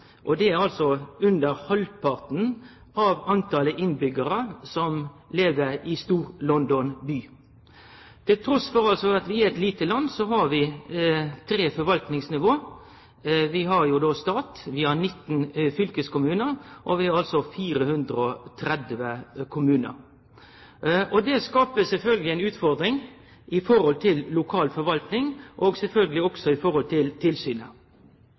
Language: Norwegian Nynorsk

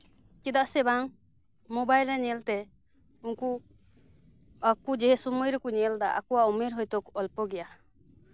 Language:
Santali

